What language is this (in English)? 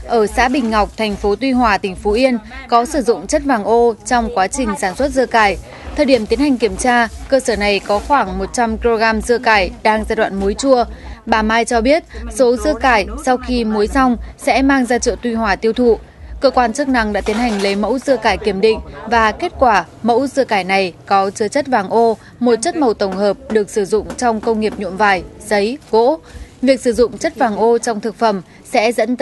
Vietnamese